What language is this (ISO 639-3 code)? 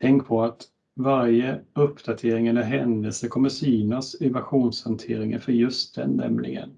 swe